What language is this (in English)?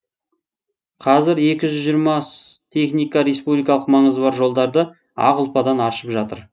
Kazakh